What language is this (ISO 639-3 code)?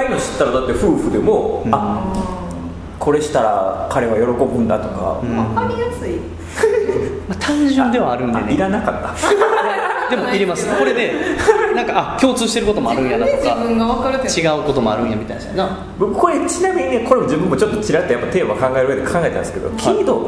jpn